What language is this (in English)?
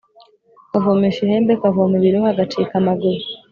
Kinyarwanda